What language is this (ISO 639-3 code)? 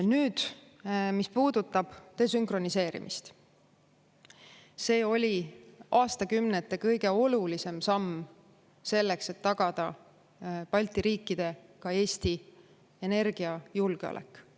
est